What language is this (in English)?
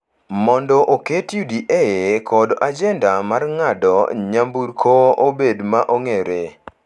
Luo (Kenya and Tanzania)